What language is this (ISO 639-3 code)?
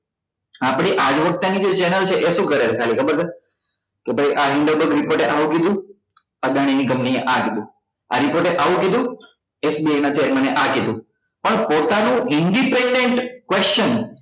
guj